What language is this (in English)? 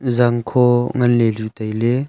Wancho Naga